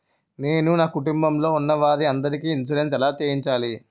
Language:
Telugu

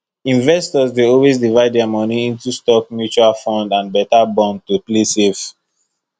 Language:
Nigerian Pidgin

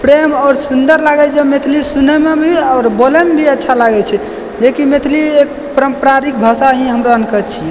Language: Maithili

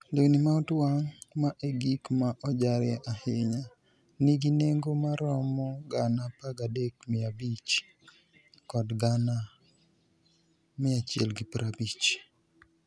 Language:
Luo (Kenya and Tanzania)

